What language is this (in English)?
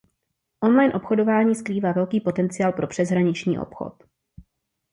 Czech